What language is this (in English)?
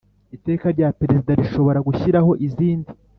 Kinyarwanda